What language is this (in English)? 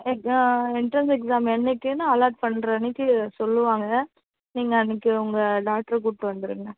Tamil